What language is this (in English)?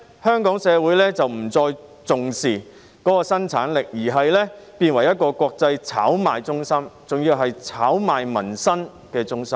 Cantonese